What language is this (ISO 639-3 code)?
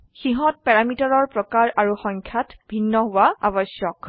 asm